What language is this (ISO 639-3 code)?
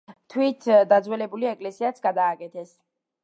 kat